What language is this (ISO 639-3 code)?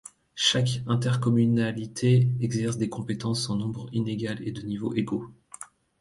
fra